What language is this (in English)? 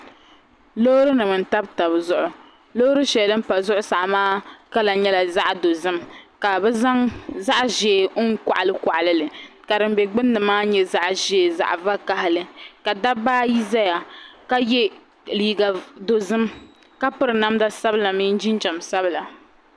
Dagbani